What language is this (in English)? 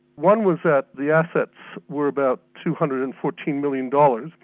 English